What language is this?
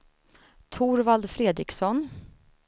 Swedish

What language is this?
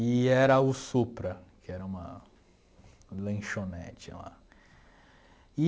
Portuguese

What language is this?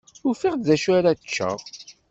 Kabyle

